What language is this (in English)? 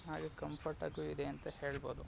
Kannada